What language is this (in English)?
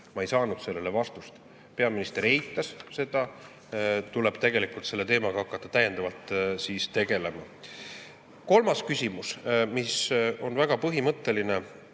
Estonian